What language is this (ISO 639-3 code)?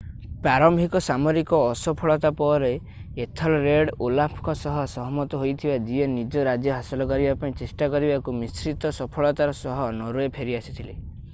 ori